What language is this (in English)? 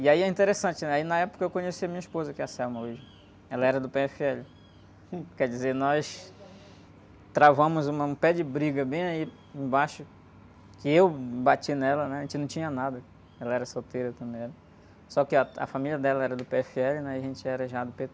Portuguese